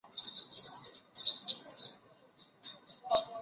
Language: Chinese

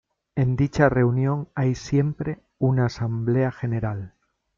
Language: Spanish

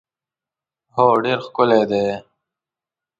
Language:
Pashto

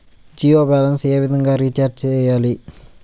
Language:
Telugu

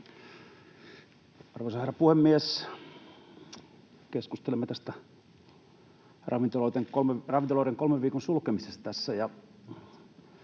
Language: Finnish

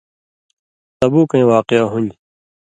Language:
Indus Kohistani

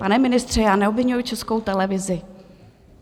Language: Czech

